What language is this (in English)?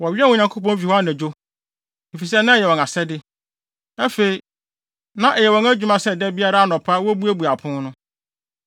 Akan